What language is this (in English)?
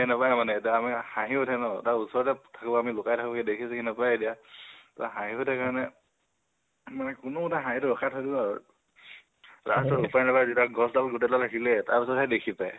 Assamese